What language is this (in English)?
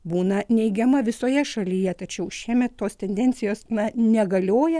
Lithuanian